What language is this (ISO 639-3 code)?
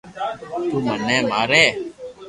lrk